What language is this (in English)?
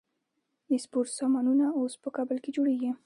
Pashto